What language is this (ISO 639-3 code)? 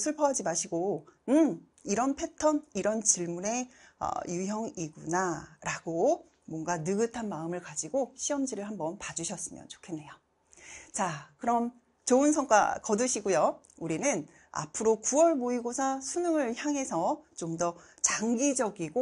kor